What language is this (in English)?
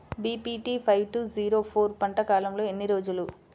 Telugu